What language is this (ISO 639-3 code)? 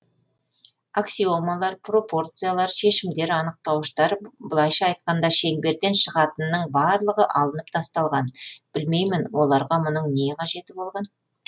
kaz